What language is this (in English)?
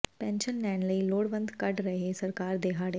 Punjabi